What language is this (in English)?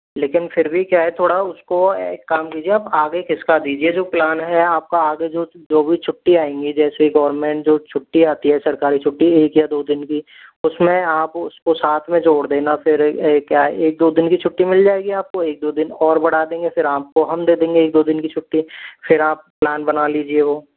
Hindi